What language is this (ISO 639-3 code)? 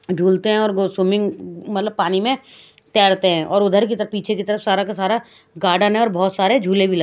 hin